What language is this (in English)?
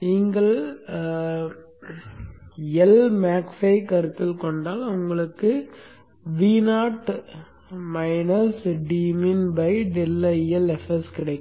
Tamil